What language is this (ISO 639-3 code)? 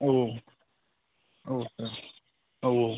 brx